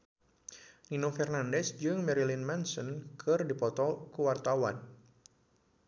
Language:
Sundanese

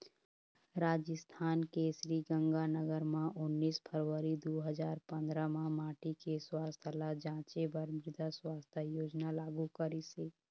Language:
Chhattisgarhi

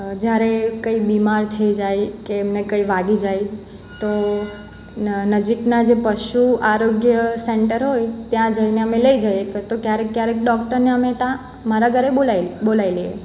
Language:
Gujarati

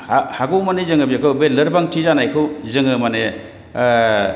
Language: Bodo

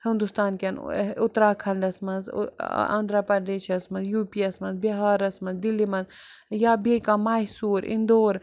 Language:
Kashmiri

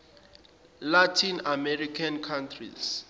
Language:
Zulu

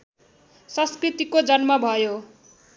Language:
Nepali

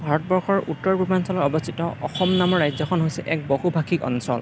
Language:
Assamese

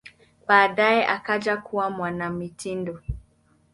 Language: Swahili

